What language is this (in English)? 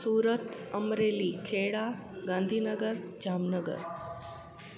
Sindhi